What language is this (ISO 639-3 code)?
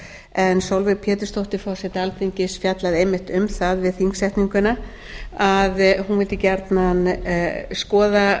isl